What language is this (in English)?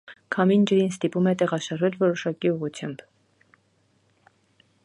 Armenian